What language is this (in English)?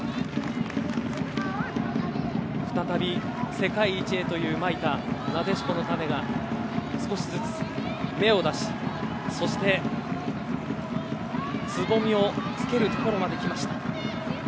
Japanese